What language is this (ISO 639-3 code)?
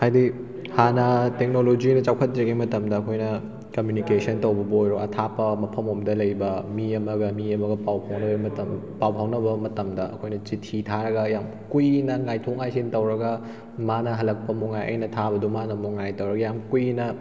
mni